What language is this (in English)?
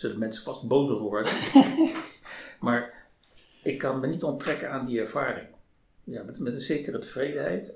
Dutch